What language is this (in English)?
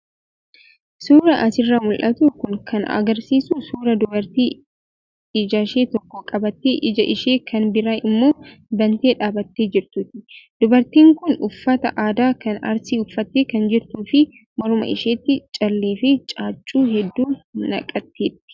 Oromo